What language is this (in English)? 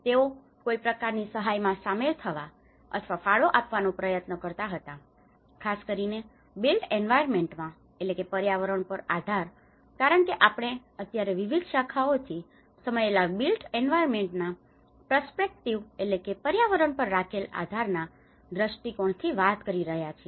Gujarati